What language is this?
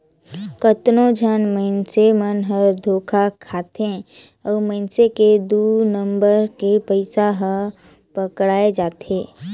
Chhattisgarhi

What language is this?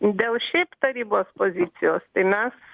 Lithuanian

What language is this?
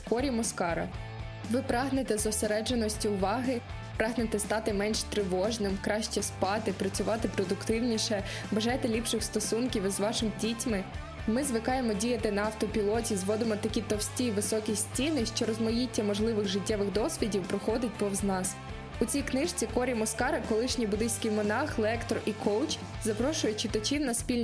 Ukrainian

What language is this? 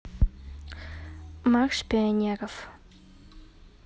Russian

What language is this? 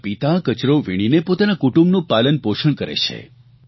Gujarati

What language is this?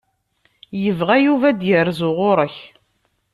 Kabyle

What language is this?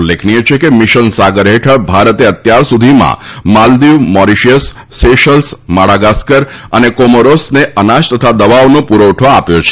Gujarati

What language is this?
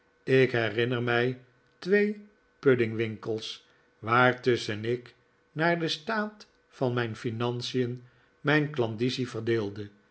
Dutch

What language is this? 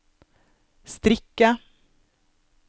Norwegian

